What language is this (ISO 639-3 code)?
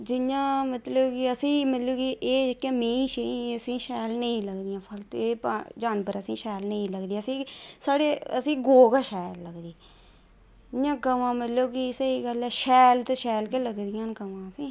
doi